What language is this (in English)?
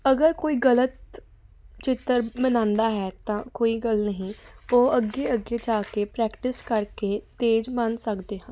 Punjabi